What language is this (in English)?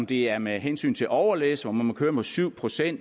Danish